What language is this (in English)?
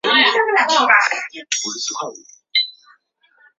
Chinese